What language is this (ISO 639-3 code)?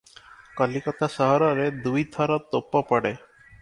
ori